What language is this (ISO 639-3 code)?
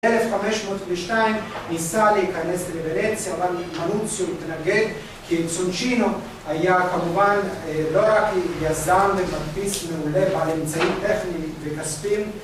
heb